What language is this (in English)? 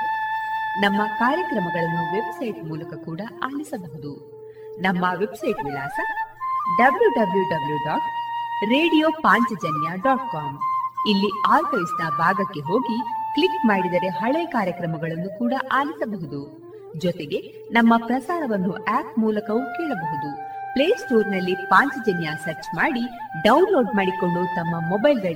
Kannada